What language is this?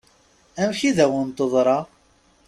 Kabyle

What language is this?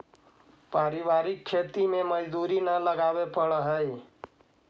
Magahi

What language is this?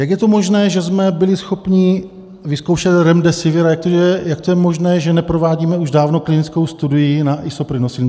Czech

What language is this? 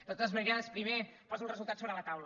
Catalan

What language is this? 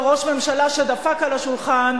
Hebrew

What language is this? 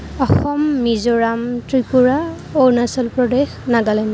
Assamese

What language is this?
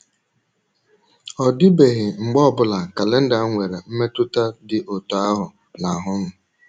Igbo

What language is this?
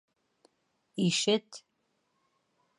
Bashkir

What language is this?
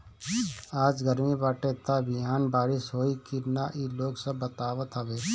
Bhojpuri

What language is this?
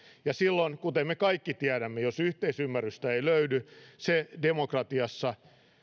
Finnish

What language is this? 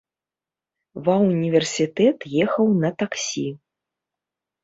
Belarusian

